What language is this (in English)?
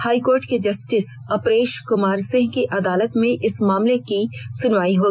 Hindi